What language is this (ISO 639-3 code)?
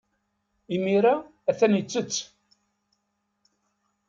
kab